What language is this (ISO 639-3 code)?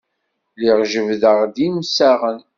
kab